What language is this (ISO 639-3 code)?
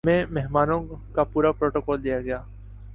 urd